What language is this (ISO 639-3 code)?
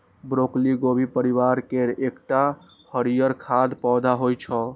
mai